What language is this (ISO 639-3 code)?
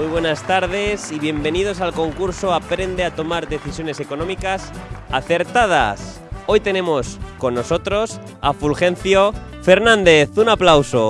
spa